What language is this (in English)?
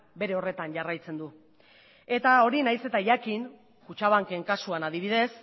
Basque